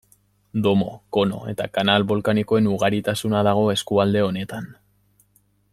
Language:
Basque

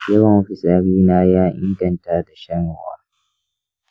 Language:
Hausa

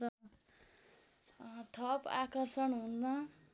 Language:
Nepali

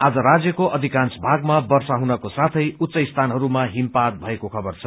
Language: Nepali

